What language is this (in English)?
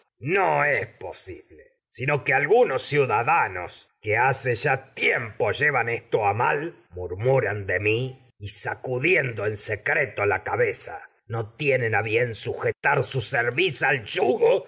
Spanish